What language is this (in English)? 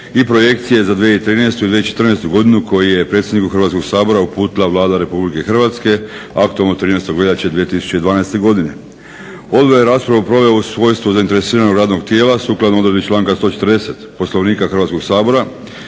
Croatian